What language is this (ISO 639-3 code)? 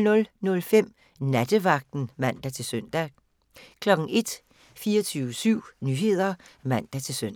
dan